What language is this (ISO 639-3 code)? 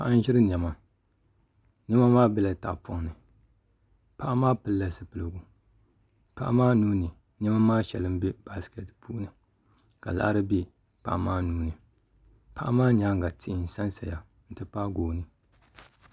dag